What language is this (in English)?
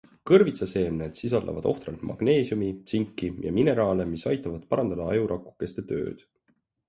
Estonian